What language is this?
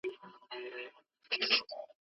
Pashto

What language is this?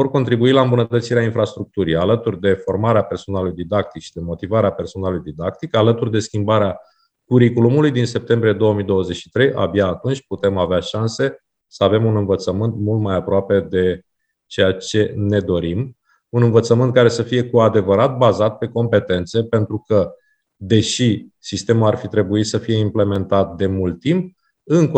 Romanian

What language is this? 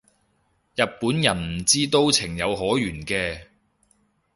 Cantonese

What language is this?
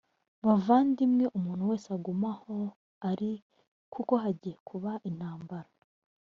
Kinyarwanda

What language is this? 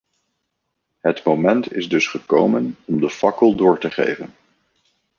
Dutch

